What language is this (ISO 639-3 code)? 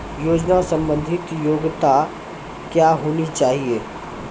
mai